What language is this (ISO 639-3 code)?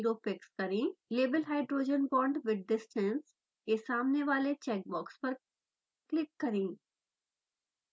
hin